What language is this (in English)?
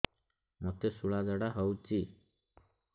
Odia